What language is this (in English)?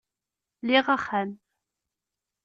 Kabyle